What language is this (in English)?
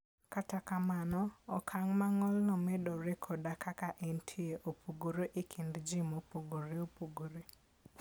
Luo (Kenya and Tanzania)